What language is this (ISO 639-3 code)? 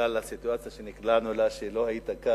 heb